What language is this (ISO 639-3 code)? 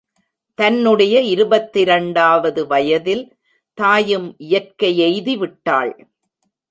tam